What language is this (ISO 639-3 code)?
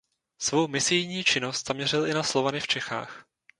ces